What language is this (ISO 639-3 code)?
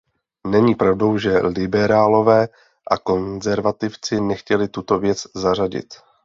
ces